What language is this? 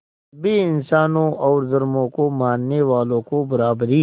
Hindi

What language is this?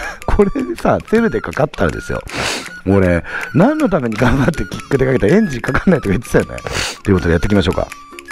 Japanese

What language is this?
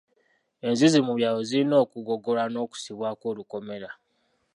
Ganda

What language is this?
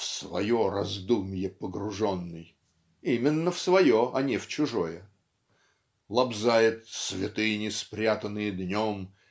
Russian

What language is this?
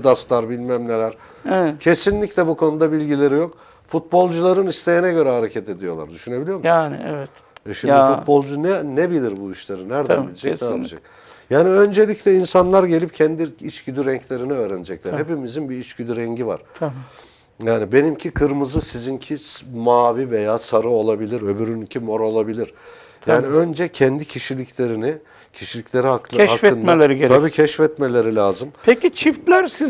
Turkish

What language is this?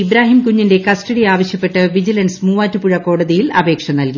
Malayalam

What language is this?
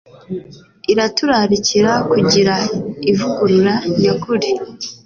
Kinyarwanda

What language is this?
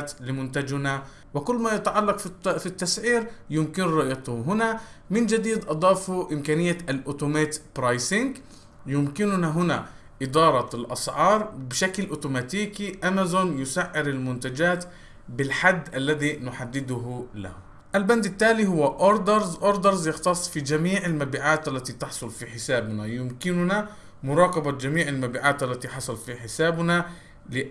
Arabic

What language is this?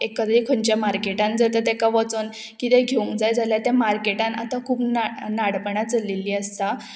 Konkani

